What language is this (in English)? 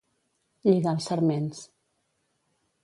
Catalan